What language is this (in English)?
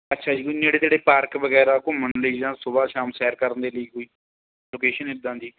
Punjabi